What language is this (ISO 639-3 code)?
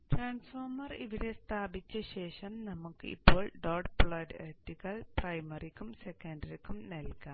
mal